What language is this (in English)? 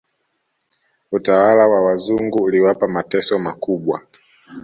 Swahili